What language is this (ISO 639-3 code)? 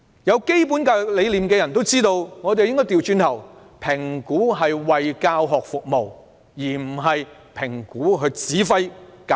yue